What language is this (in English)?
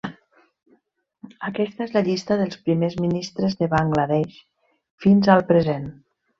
Catalan